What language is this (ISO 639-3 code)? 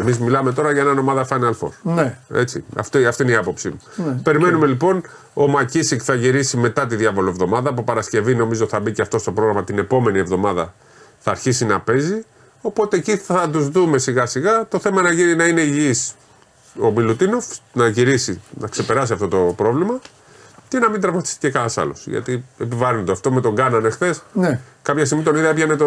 ell